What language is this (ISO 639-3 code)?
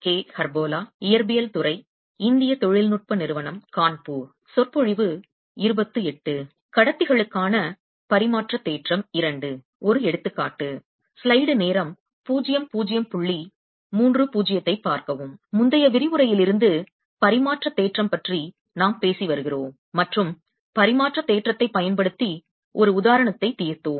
tam